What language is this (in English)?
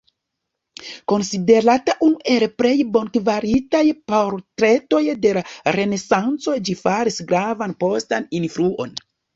Esperanto